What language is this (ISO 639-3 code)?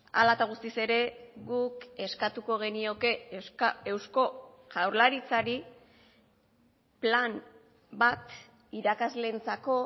eus